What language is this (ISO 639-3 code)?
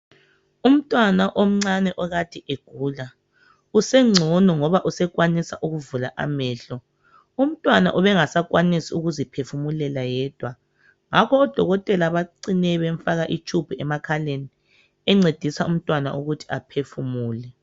nde